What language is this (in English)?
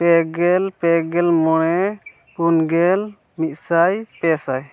Santali